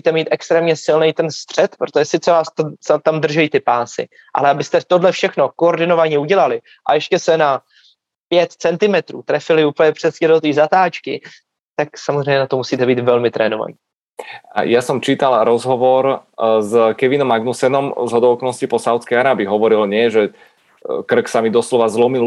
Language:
Czech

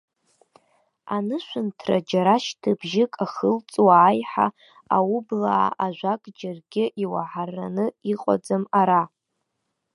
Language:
Abkhazian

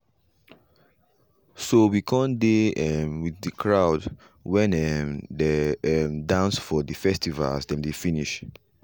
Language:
Nigerian Pidgin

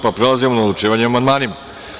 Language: Serbian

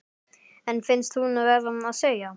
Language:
Icelandic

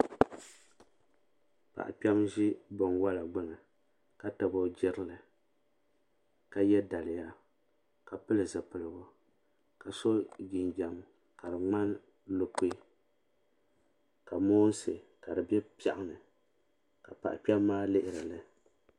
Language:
Dagbani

